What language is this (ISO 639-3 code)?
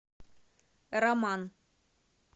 rus